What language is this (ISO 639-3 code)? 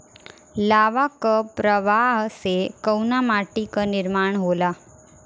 bho